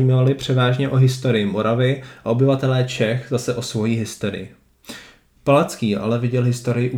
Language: Czech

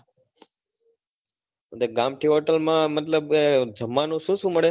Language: Gujarati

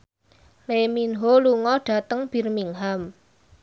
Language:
Javanese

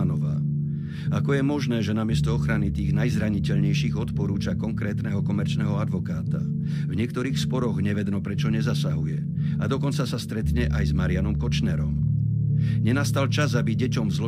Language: Slovak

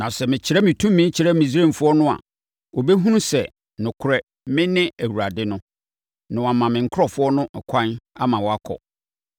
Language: Akan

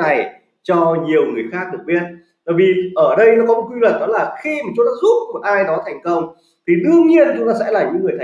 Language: Vietnamese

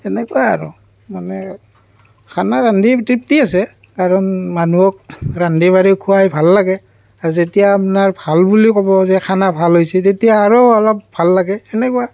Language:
Assamese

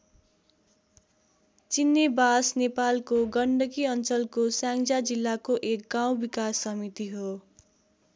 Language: Nepali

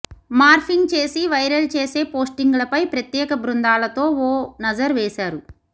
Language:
Telugu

